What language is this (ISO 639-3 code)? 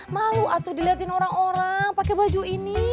ind